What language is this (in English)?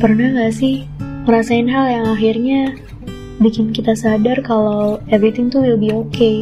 Indonesian